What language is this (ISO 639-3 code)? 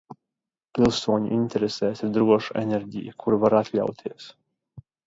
lav